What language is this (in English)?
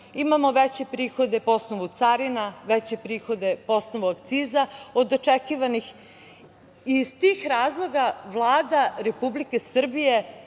Serbian